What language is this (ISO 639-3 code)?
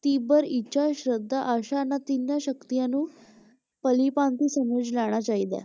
pan